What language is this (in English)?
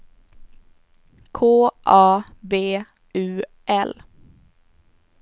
Swedish